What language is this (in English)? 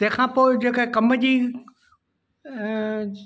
Sindhi